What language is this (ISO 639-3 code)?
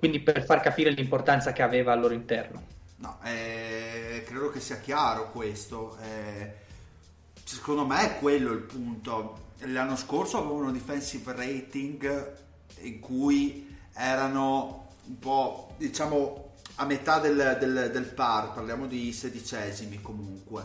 ita